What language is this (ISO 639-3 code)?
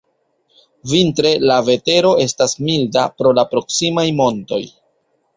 epo